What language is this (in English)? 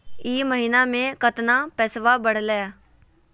Magahi